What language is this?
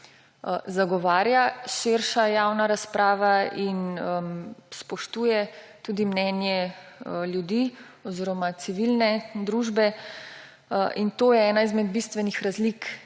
Slovenian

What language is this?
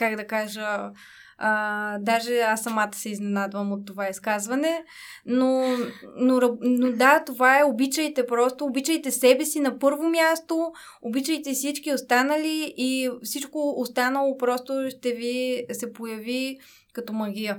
Bulgarian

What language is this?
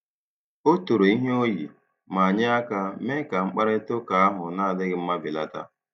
Igbo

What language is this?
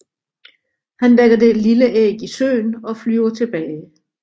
Danish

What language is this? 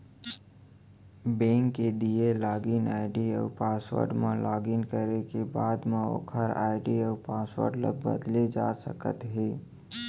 Chhattisgarhi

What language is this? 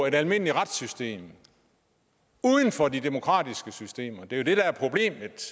Danish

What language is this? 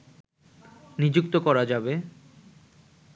Bangla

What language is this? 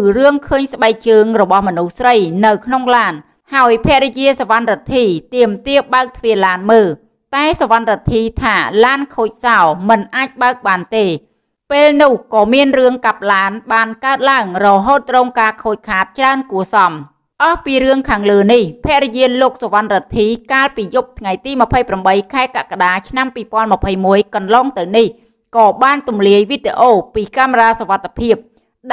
Thai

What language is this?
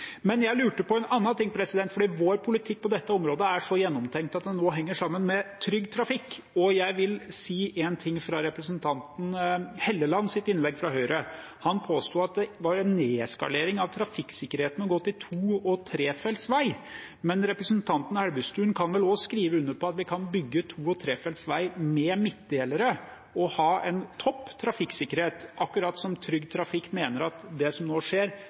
Norwegian Bokmål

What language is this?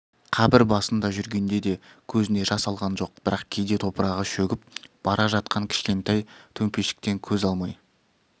Kazakh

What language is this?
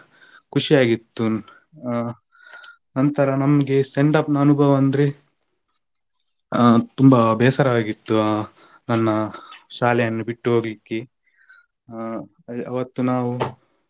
Kannada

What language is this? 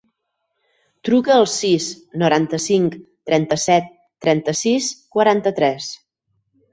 Catalan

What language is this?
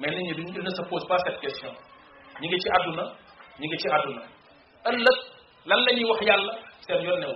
Indonesian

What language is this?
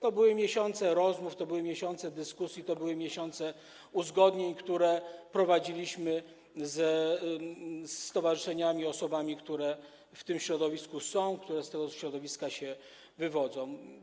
Polish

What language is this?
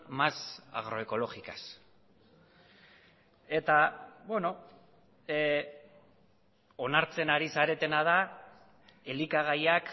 Basque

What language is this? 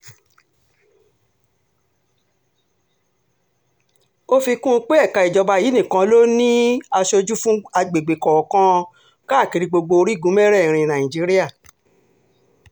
Yoruba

